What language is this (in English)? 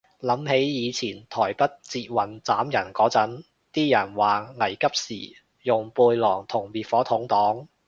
Cantonese